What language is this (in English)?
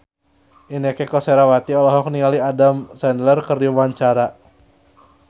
Sundanese